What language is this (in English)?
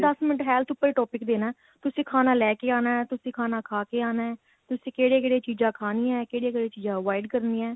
Punjabi